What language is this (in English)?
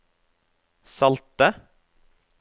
Norwegian